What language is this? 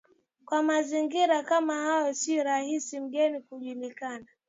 Swahili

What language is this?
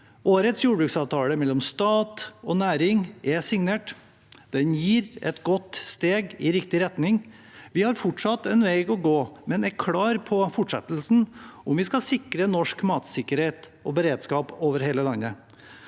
Norwegian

